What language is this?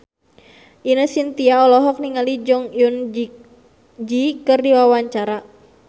Sundanese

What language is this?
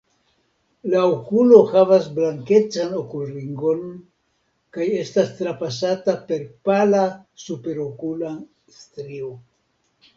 Esperanto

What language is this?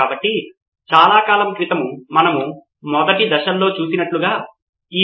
Telugu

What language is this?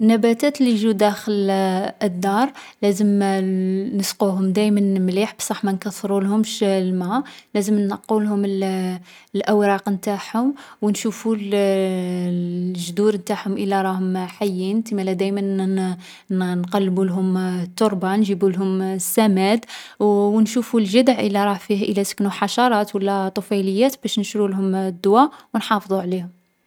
Algerian Arabic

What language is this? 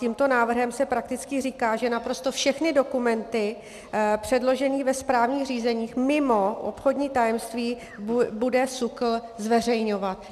Czech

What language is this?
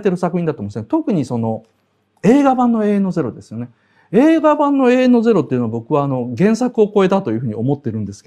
Japanese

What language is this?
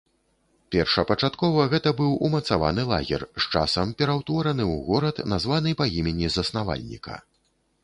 Belarusian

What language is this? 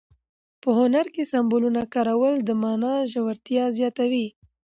Pashto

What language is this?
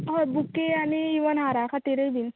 Konkani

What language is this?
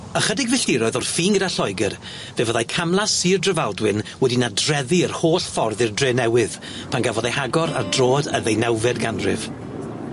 Welsh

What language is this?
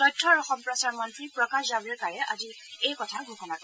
Assamese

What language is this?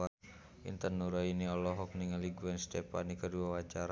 Sundanese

